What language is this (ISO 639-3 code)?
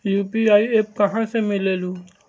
mag